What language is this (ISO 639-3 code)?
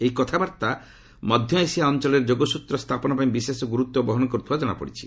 ori